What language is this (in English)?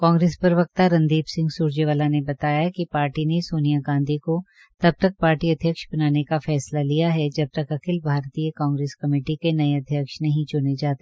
Hindi